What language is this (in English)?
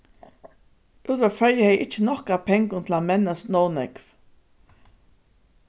Faroese